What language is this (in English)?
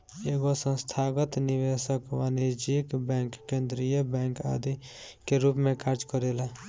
Bhojpuri